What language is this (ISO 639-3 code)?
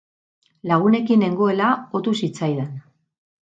eus